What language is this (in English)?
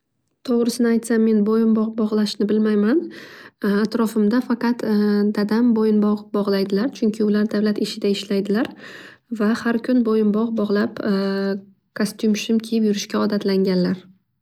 Uzbek